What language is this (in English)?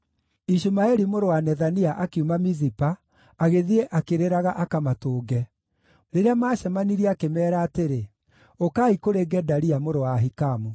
Kikuyu